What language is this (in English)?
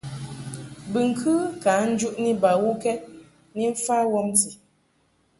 Mungaka